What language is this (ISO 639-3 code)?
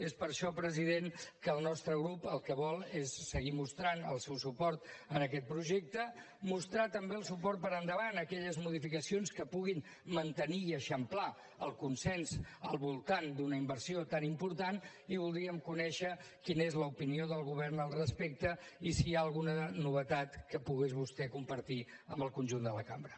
cat